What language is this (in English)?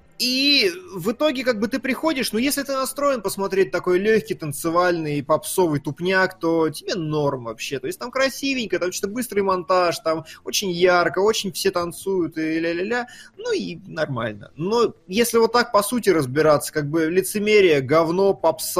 Russian